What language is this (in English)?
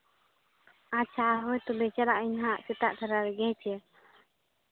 Santali